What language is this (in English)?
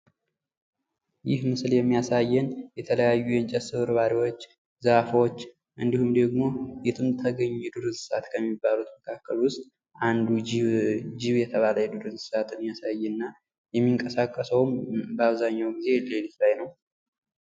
Amharic